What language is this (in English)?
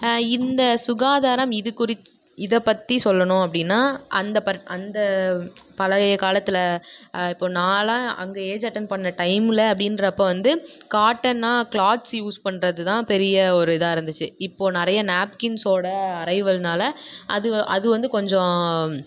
Tamil